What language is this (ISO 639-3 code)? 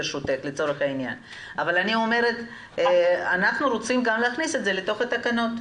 heb